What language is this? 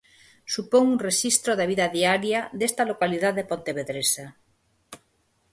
Galician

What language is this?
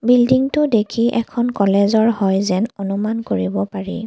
Assamese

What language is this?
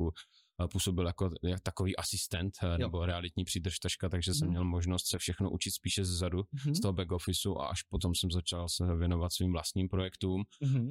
Czech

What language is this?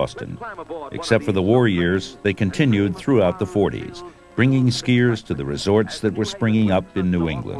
English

